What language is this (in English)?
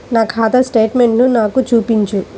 Telugu